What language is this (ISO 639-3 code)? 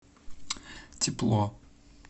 rus